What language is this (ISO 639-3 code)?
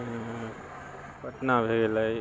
mai